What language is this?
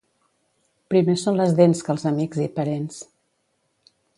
Catalan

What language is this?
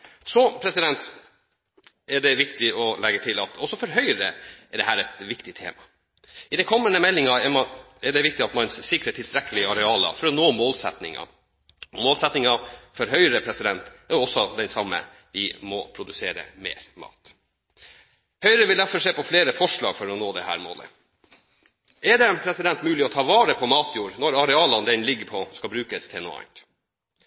Norwegian Bokmål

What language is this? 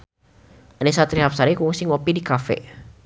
Sundanese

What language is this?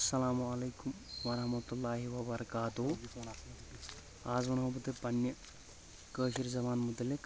Kashmiri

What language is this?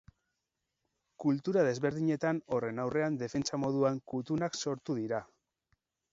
Basque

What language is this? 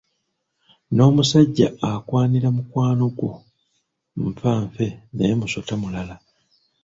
Ganda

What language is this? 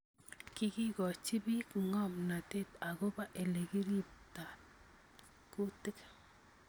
Kalenjin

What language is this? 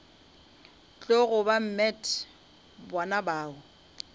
Northern Sotho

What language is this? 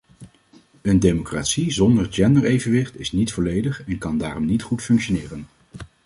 Dutch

